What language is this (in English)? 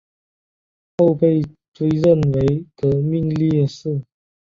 Chinese